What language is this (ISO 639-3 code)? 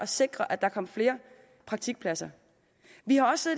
dan